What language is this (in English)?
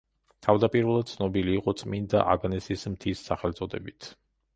Georgian